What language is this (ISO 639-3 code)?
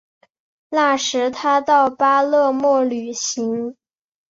zho